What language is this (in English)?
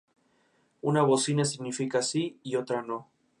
Spanish